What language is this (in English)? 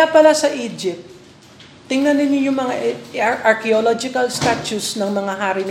Filipino